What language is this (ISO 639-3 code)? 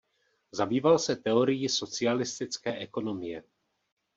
ces